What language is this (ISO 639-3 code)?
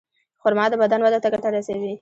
pus